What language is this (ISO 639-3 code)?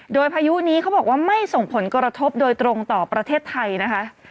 tha